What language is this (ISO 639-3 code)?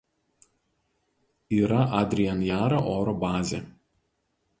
lit